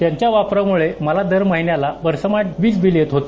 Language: Marathi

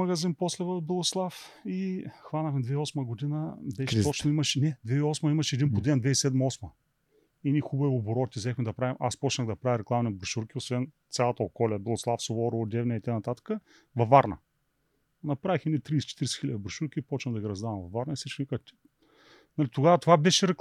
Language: Bulgarian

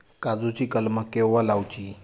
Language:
Marathi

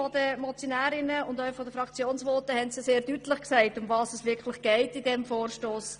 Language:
Swiss German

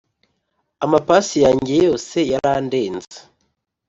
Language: Kinyarwanda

